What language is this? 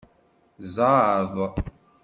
Kabyle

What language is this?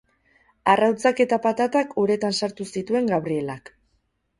Basque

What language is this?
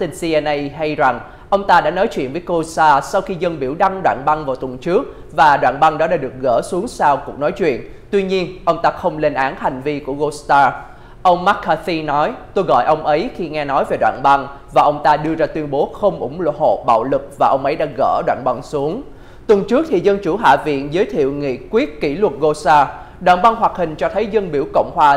Vietnamese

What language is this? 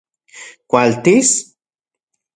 Central Puebla Nahuatl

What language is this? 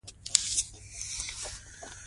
Pashto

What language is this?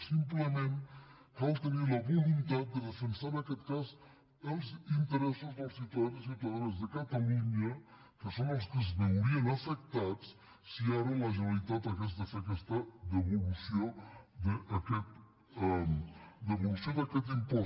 Catalan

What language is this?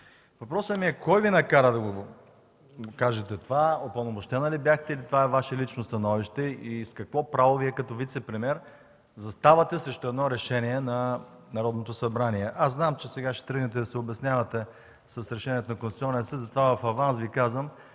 Bulgarian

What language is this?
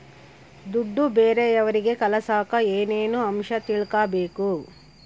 Kannada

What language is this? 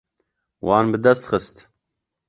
Kurdish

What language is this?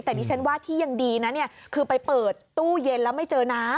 Thai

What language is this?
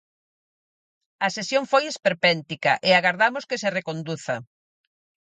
Galician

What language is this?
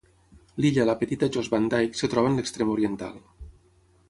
Catalan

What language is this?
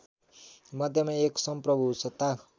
Nepali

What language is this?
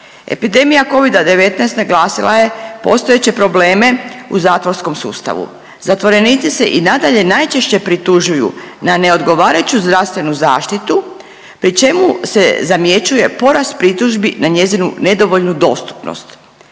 Croatian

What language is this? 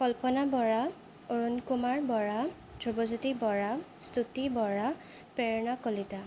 Assamese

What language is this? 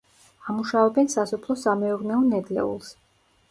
Georgian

